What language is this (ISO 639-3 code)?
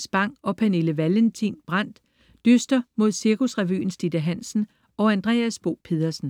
dan